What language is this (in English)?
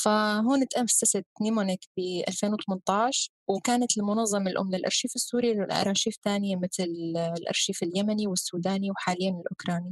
Arabic